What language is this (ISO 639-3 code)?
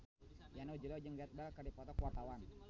sun